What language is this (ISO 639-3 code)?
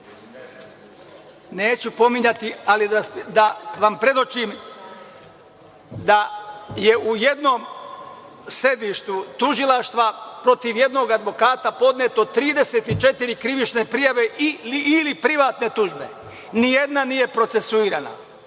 srp